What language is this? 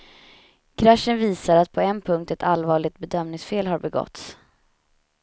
Swedish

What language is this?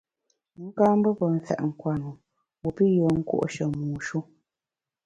Bamun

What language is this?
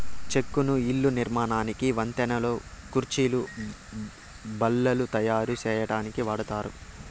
Telugu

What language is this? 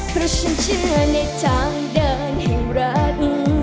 Thai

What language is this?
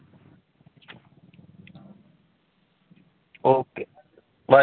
Punjabi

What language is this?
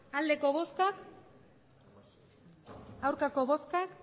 Basque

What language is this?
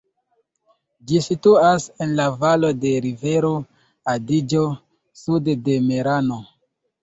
Esperanto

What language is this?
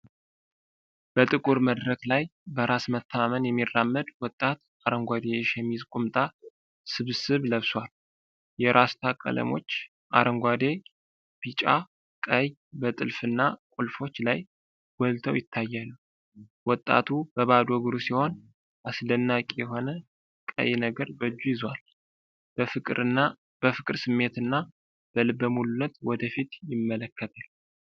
Amharic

